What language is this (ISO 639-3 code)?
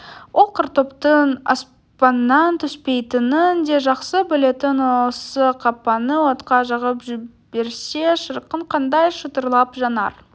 kaz